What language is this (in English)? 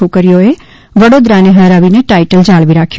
Gujarati